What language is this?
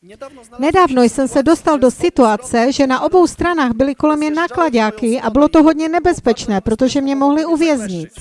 Czech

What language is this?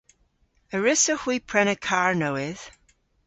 Cornish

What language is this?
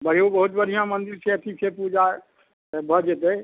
Maithili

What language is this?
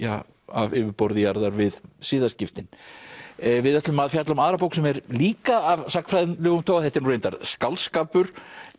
Icelandic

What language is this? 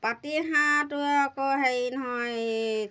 Assamese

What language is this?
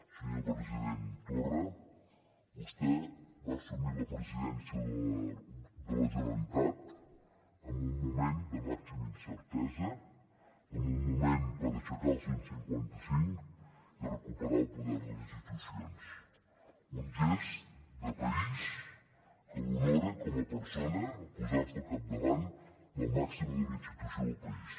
Catalan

